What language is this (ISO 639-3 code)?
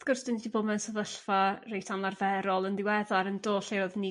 cym